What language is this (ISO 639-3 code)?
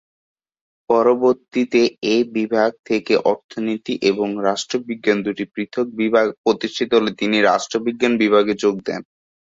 ben